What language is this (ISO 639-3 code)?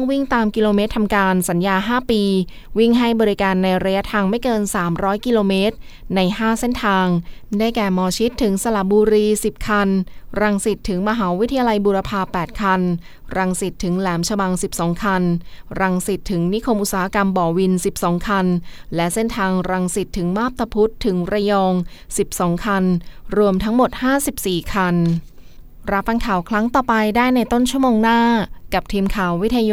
tha